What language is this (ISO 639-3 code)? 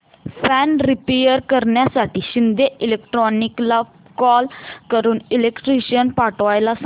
mar